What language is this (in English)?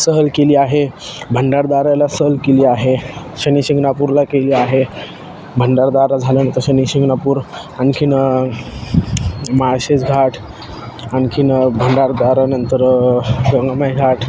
Marathi